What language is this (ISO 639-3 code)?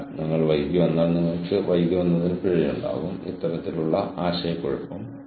mal